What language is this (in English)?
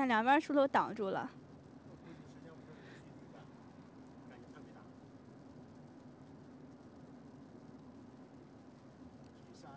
Chinese